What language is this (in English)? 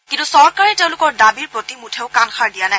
Assamese